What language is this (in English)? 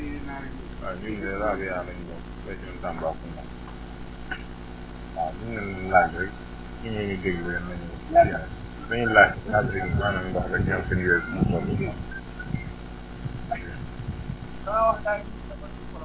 Wolof